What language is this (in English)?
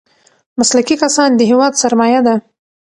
Pashto